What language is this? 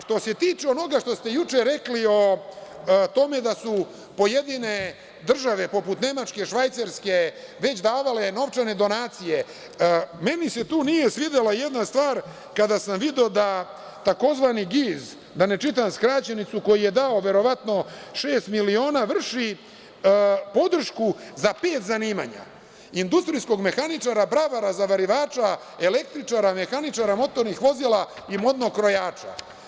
Serbian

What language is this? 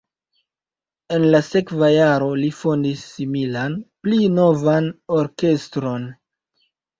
Esperanto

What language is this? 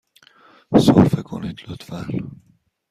Persian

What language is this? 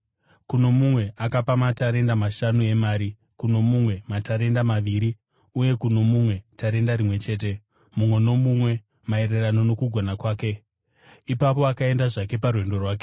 Shona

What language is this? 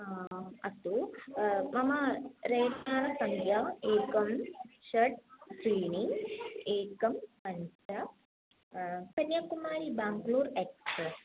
Sanskrit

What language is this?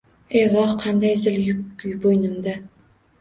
Uzbek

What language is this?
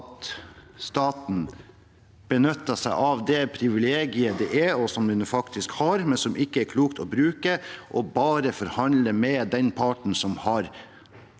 Norwegian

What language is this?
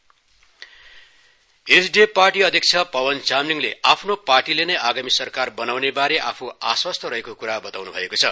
Nepali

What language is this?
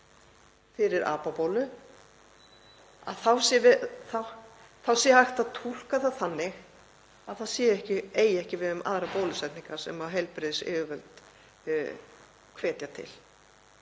Icelandic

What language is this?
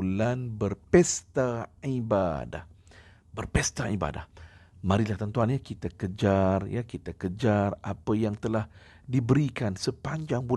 Malay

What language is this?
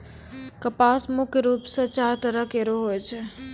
Maithili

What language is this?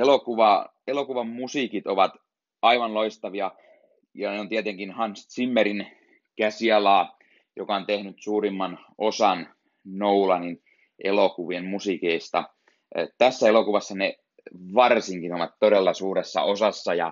Finnish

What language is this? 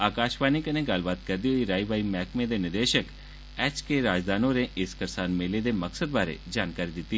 Dogri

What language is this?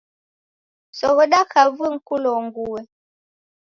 Taita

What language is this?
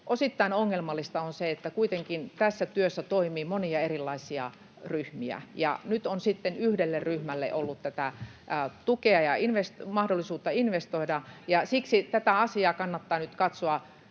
Finnish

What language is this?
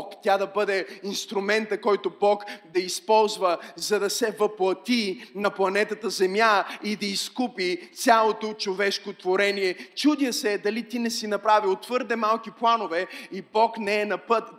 Bulgarian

